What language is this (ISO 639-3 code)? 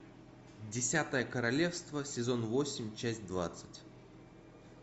rus